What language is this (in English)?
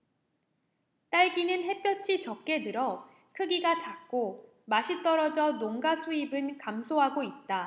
Korean